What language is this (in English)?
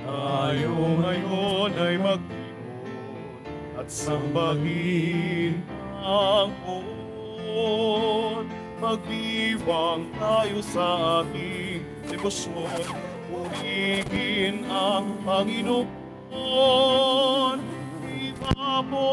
Filipino